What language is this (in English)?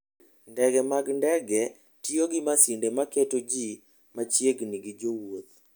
Luo (Kenya and Tanzania)